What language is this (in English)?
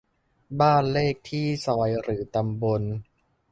Thai